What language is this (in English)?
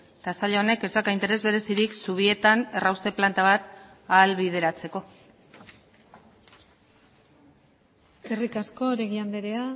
Basque